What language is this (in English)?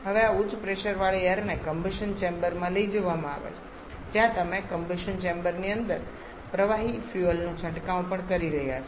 Gujarati